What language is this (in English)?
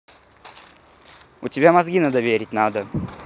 Russian